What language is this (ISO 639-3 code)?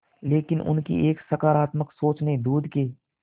hin